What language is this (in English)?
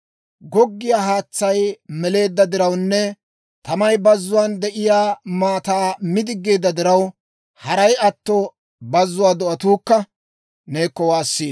Dawro